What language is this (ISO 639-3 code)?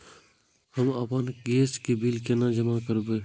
mai